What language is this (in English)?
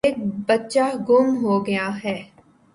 Urdu